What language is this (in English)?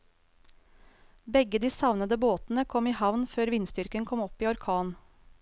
Norwegian